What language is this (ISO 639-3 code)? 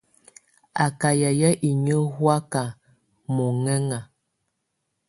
tvu